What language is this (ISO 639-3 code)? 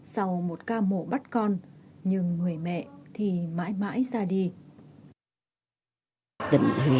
vie